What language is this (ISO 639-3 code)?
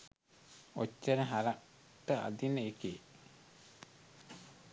sin